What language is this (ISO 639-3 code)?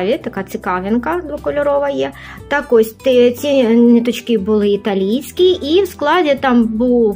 ukr